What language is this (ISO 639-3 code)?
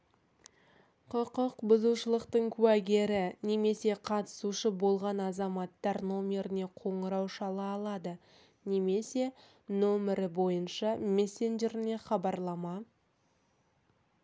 kaz